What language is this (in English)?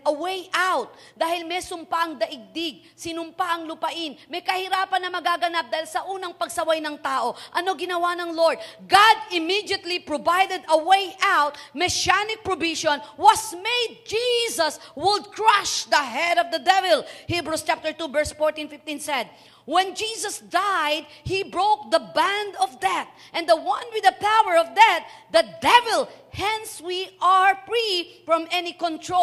Filipino